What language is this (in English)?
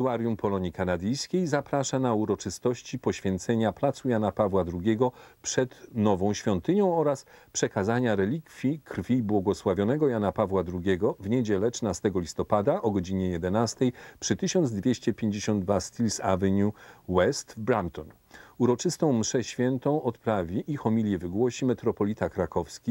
Polish